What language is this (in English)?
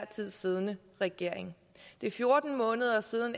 Danish